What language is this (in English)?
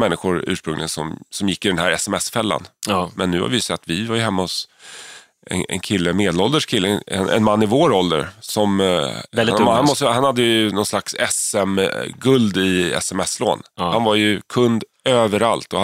Swedish